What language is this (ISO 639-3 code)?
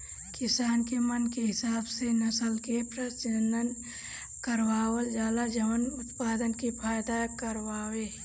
bho